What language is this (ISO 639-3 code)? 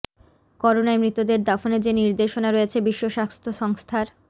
ben